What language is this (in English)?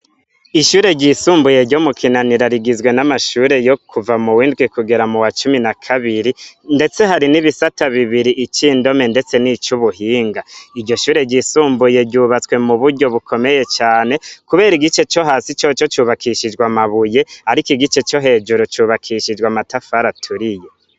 Rundi